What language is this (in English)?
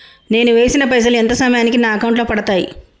Telugu